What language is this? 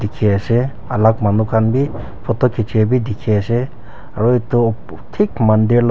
Naga Pidgin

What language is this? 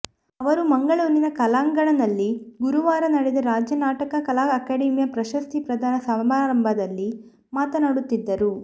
Kannada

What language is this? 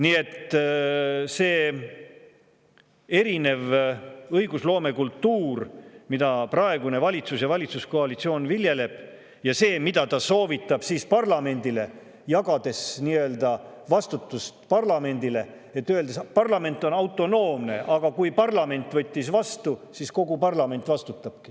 Estonian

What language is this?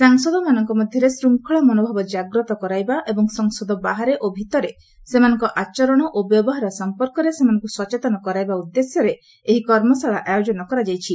Odia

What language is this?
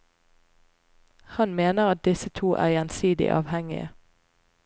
Norwegian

